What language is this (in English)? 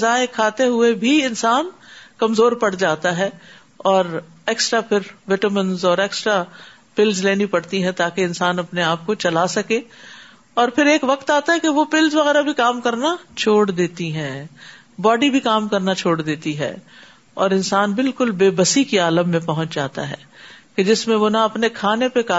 Urdu